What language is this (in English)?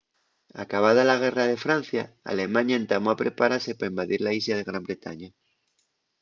Asturian